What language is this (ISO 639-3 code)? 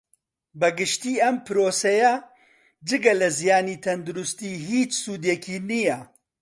ckb